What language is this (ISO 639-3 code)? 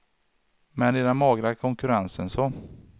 swe